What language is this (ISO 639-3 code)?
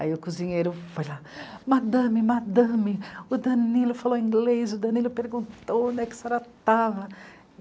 por